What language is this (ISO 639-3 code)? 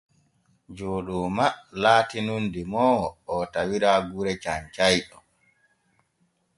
fue